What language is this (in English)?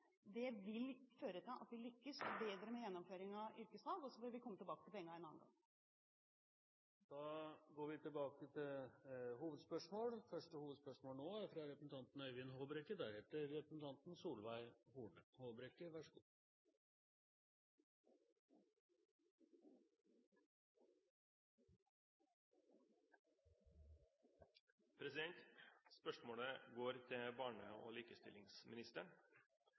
Norwegian Bokmål